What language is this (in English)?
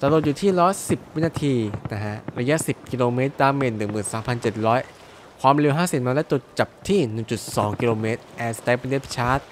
Thai